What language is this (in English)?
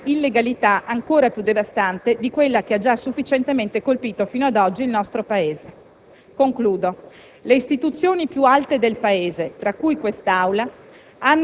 Italian